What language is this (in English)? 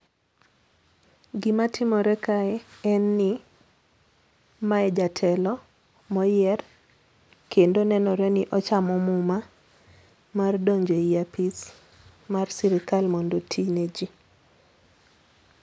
Luo (Kenya and Tanzania)